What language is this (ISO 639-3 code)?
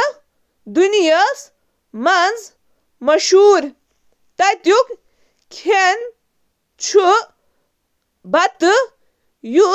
kas